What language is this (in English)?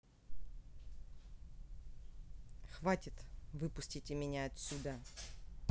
Russian